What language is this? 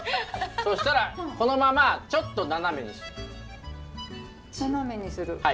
Japanese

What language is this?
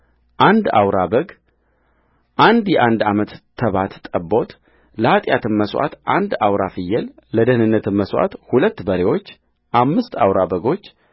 Amharic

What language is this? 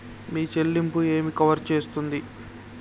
Telugu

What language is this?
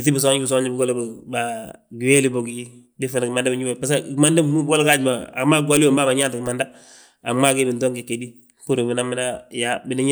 Balanta-Ganja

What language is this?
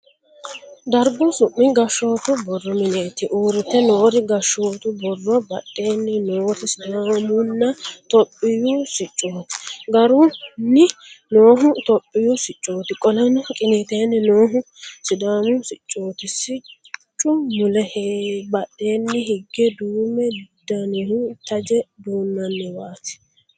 Sidamo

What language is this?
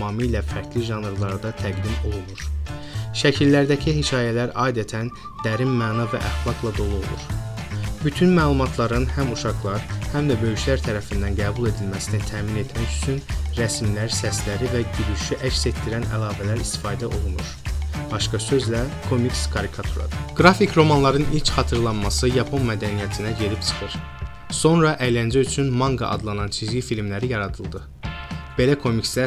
Turkish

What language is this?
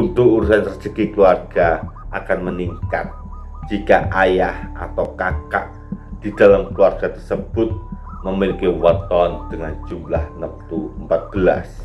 Indonesian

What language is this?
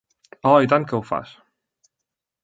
Catalan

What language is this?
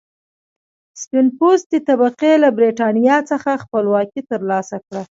Pashto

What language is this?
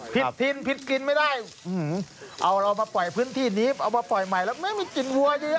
Thai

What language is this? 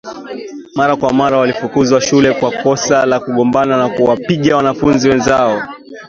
Swahili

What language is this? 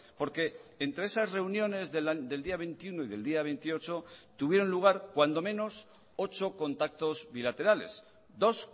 Spanish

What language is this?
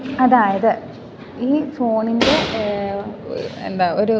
Malayalam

